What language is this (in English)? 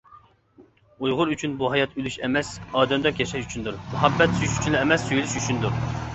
Uyghur